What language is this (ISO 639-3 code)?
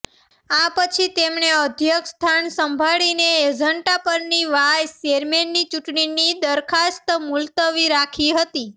guj